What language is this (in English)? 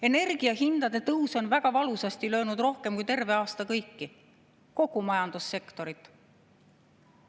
Estonian